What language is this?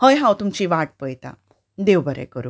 Konkani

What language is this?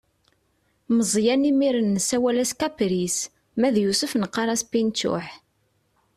Kabyle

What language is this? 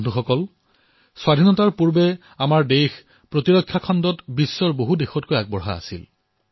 Assamese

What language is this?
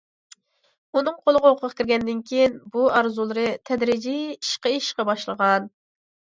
Uyghur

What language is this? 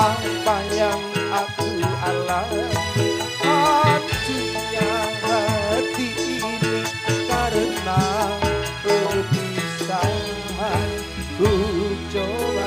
Indonesian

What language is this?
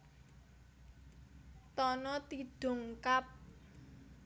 Javanese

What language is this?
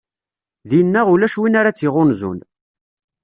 Kabyle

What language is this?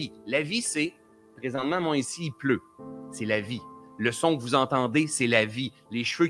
French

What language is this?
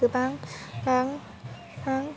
Bodo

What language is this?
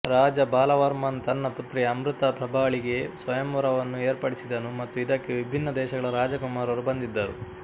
Kannada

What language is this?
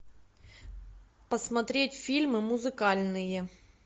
Russian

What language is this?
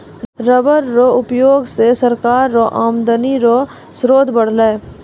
Maithili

